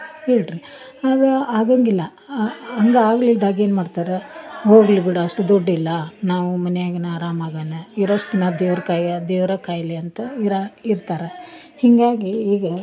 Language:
Kannada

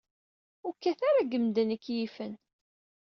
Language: Kabyle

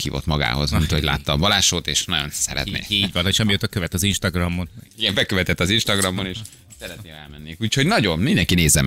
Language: Hungarian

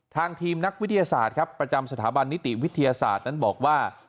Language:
Thai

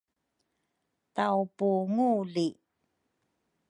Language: Rukai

